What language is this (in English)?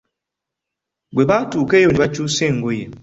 Ganda